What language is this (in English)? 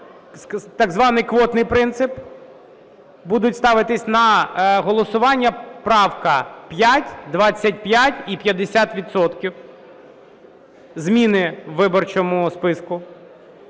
Ukrainian